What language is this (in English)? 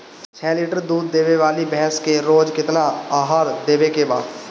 Bhojpuri